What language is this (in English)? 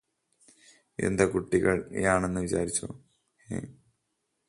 Malayalam